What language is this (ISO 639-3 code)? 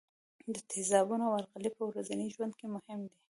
pus